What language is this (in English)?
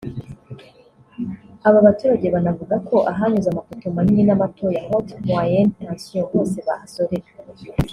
Kinyarwanda